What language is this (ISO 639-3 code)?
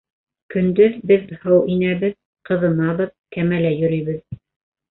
bak